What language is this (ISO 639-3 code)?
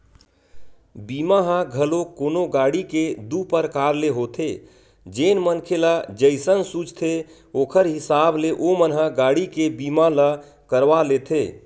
hne